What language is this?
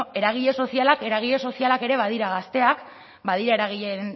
Basque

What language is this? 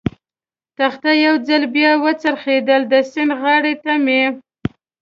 Pashto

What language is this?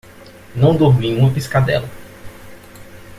Portuguese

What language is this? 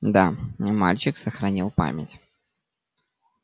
Russian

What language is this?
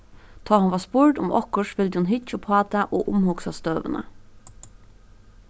Faroese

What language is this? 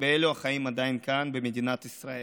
Hebrew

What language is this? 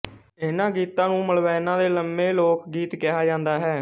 Punjabi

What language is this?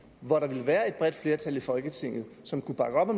Danish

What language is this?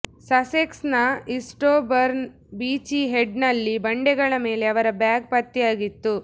Kannada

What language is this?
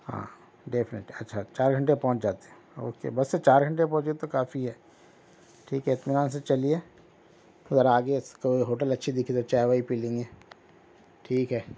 Urdu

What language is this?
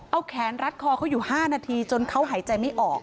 Thai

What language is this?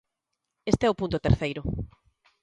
Galician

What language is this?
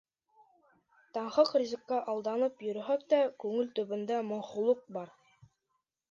Bashkir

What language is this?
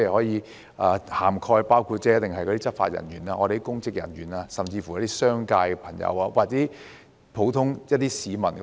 Cantonese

